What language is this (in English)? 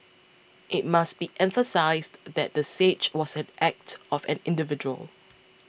English